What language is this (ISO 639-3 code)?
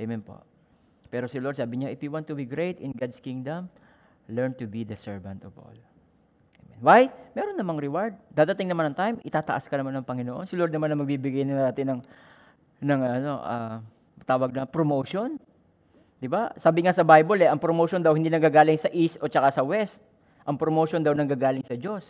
fil